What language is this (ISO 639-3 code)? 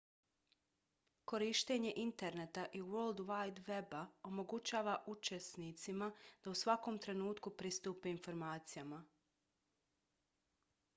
bos